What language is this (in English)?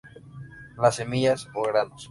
Spanish